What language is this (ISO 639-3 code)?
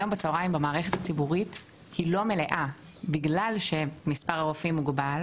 heb